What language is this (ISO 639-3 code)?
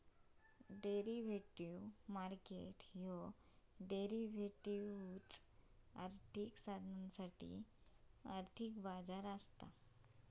mar